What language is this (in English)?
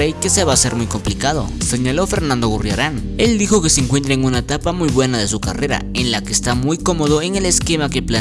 Spanish